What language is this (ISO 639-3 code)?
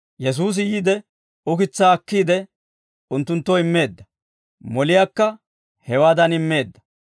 dwr